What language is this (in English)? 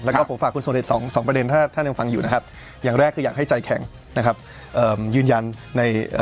Thai